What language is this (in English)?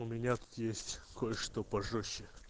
Russian